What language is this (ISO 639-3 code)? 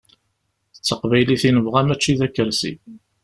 kab